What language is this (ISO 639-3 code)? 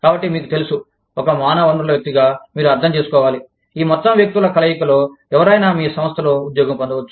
tel